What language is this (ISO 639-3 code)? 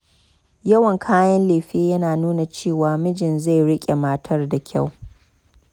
hau